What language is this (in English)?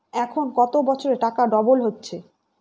Bangla